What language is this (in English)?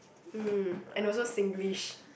English